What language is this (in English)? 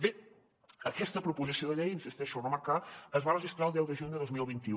Catalan